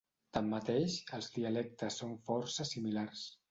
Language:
Catalan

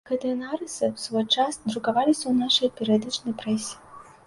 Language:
Belarusian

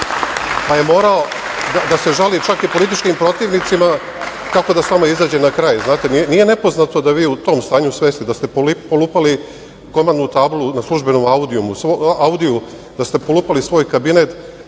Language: Serbian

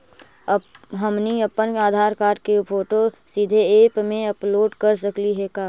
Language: Magahi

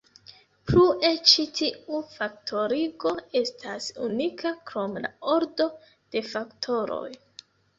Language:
Esperanto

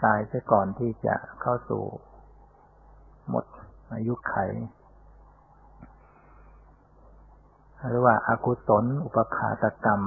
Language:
Thai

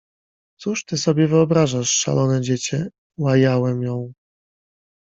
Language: Polish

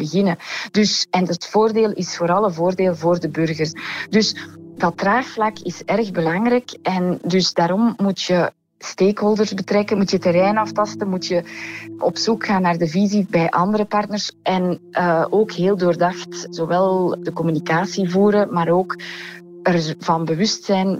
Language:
Dutch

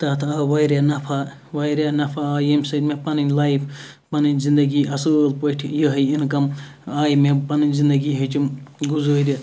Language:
Kashmiri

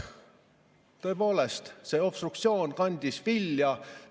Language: Estonian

